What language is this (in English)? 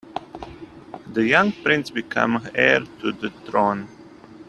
English